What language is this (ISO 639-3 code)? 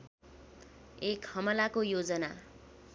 nep